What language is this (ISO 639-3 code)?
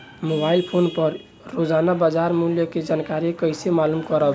bho